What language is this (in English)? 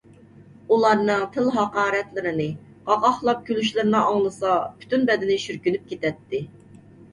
Uyghur